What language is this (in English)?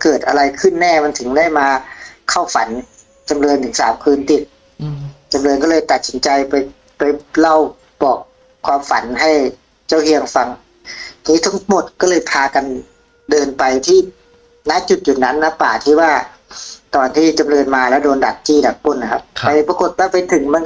Thai